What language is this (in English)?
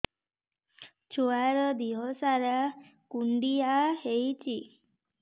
Odia